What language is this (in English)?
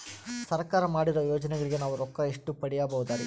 Kannada